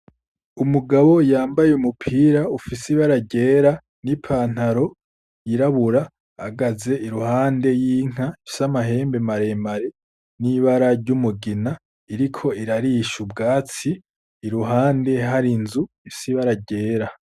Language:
Rundi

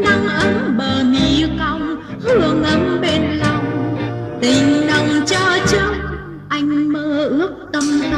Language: Thai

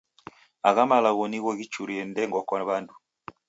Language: Taita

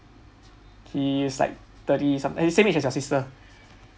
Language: English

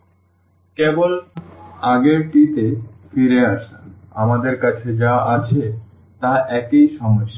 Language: Bangla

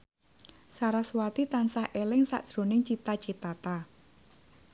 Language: Javanese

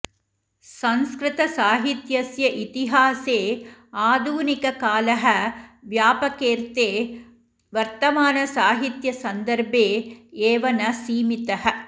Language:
Sanskrit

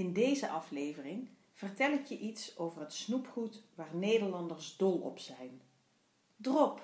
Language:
Dutch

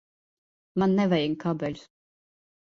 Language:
Latvian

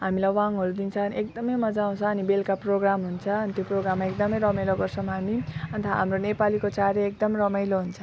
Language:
Nepali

